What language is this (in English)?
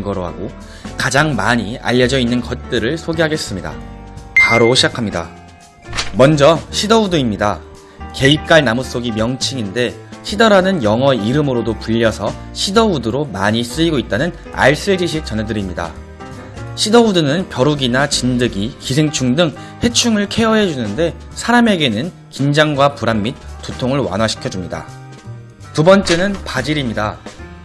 Korean